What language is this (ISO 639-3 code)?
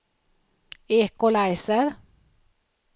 swe